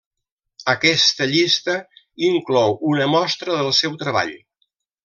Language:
Catalan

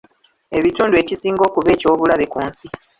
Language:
Ganda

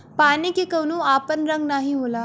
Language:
Bhojpuri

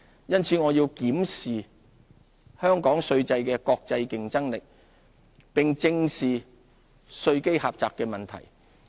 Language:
Cantonese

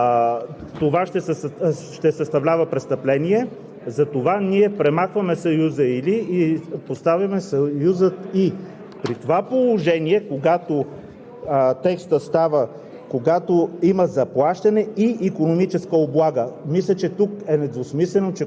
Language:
Bulgarian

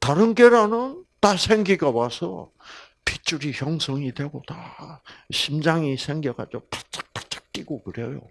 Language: Korean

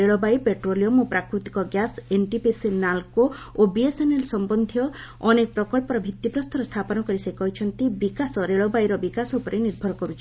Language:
Odia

